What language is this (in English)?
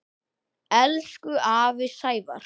Icelandic